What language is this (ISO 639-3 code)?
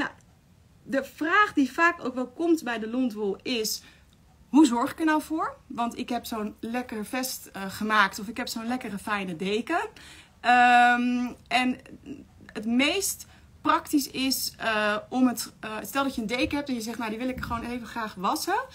nld